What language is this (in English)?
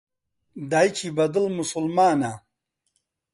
Central Kurdish